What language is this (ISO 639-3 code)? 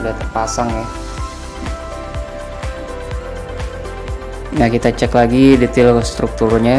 ind